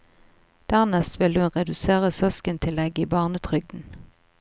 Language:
Norwegian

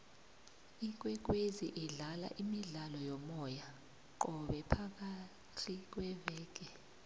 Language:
South Ndebele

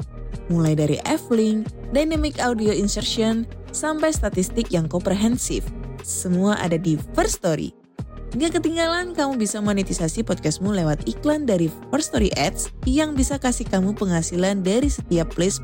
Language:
Indonesian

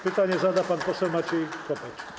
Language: Polish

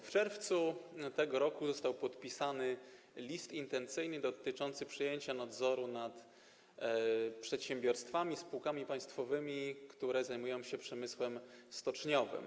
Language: Polish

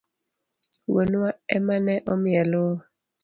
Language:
Luo (Kenya and Tanzania)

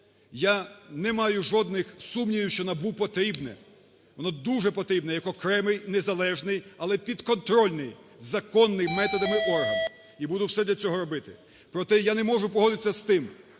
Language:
Ukrainian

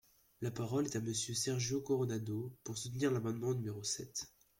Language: French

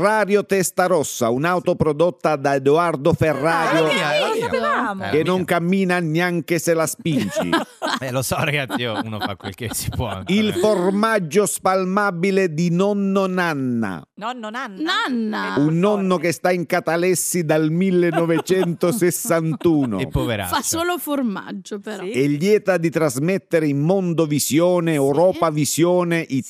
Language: Italian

